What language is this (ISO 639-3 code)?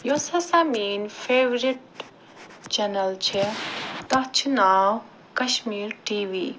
kas